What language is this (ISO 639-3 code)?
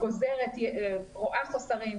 heb